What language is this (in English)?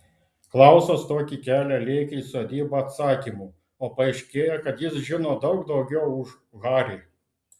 Lithuanian